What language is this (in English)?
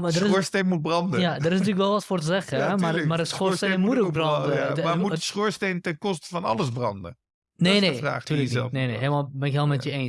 Dutch